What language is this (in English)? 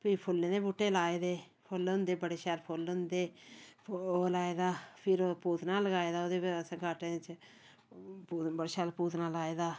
Dogri